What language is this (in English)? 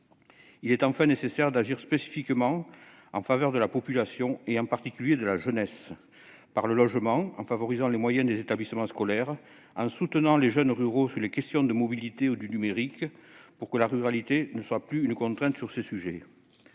French